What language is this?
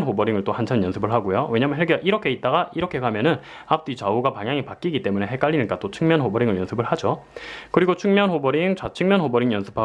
Korean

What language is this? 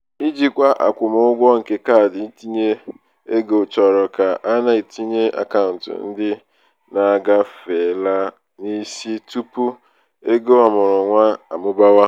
Igbo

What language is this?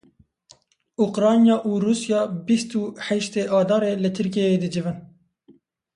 Kurdish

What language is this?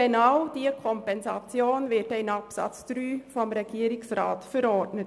Swiss German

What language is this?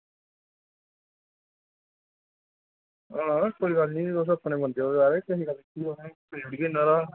Dogri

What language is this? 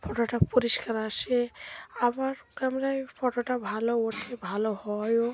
Bangla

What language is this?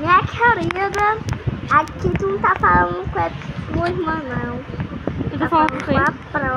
Portuguese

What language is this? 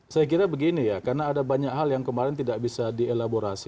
Indonesian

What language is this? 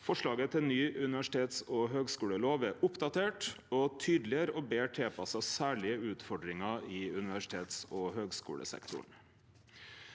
Norwegian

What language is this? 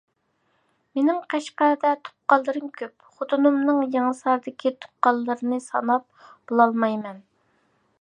Uyghur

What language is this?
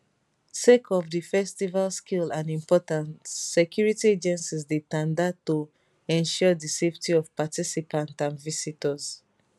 Nigerian Pidgin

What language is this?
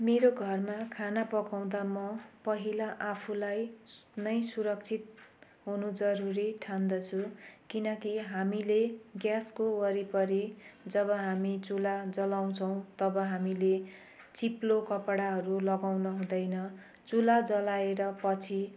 Nepali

